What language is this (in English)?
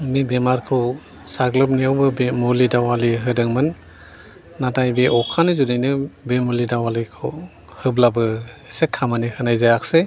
Bodo